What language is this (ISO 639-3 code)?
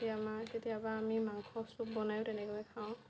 asm